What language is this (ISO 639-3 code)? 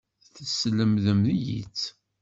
kab